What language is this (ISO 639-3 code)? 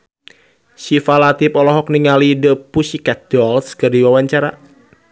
sun